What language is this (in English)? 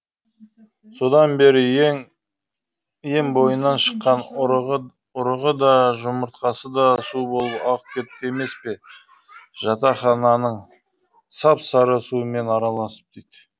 Kazakh